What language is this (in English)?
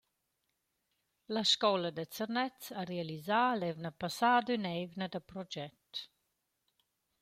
Romansh